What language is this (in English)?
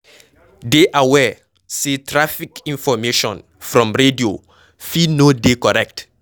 Nigerian Pidgin